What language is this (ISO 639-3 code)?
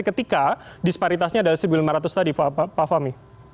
ind